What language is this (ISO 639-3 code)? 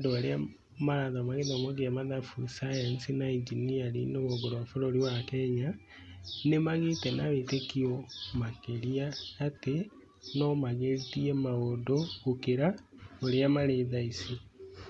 kik